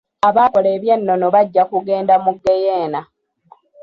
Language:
Ganda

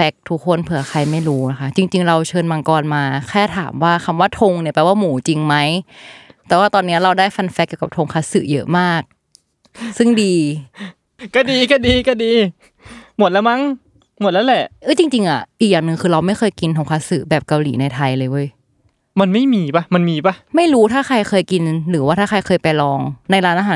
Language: Thai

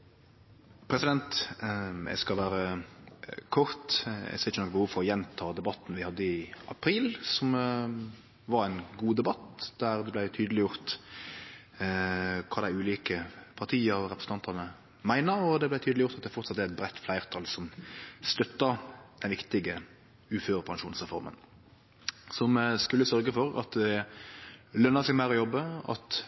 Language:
Norwegian Nynorsk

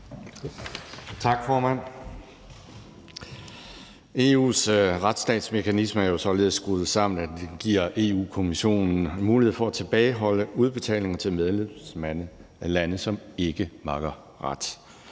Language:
Danish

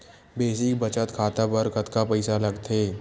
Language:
Chhattisgarhi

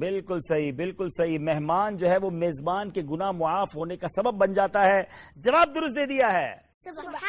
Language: Urdu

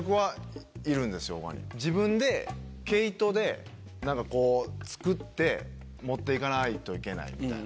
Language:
Japanese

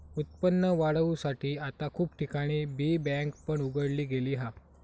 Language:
Marathi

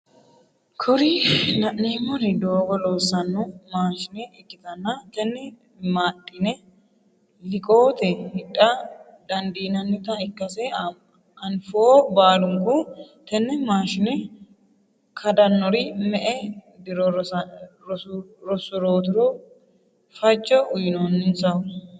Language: Sidamo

